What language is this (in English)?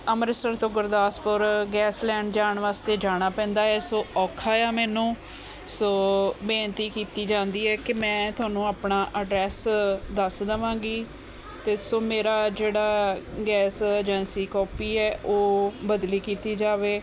Punjabi